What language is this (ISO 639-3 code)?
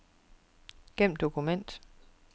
dan